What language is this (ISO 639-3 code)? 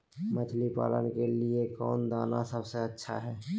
mag